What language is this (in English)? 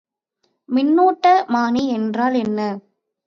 Tamil